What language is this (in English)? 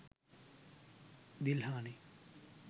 Sinhala